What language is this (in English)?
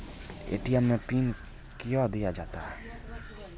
Maithili